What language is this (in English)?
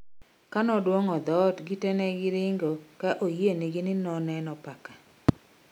Luo (Kenya and Tanzania)